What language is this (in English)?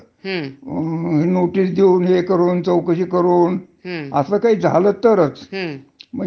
Marathi